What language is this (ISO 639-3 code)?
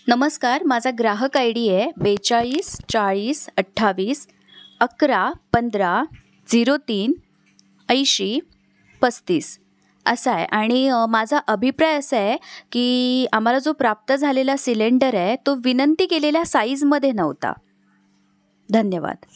mar